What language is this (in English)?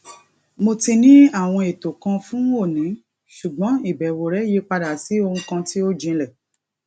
Yoruba